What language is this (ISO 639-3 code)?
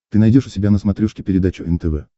rus